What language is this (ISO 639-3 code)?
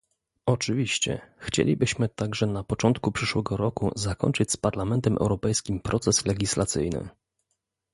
pol